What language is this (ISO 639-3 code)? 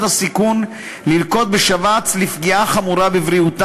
heb